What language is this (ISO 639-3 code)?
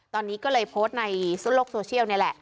tha